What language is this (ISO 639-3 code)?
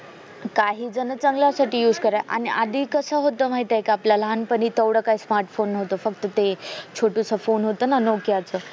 mar